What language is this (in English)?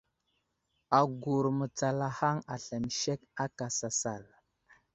Wuzlam